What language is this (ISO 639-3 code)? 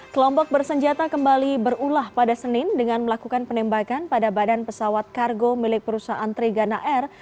ind